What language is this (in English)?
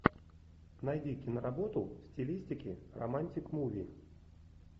Russian